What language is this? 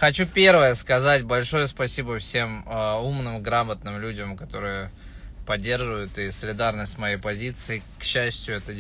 Russian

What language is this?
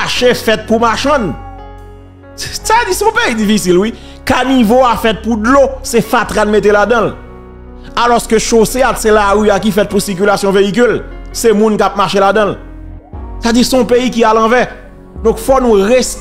French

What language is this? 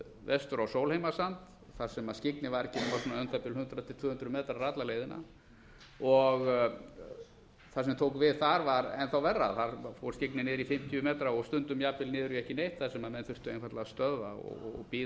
Icelandic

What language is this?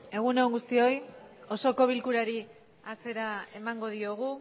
Basque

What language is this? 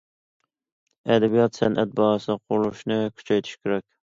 Uyghur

